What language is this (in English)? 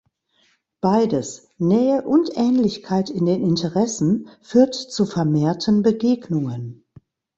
German